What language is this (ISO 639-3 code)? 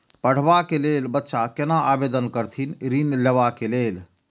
mai